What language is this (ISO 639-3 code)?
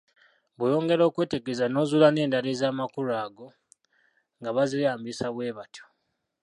lug